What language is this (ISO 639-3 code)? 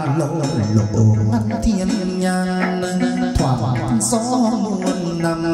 vie